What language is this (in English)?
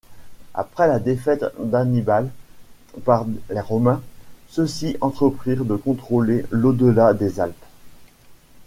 French